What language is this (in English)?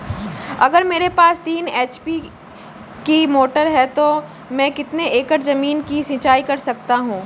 Hindi